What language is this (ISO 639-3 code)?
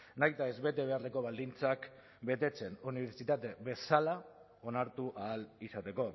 eus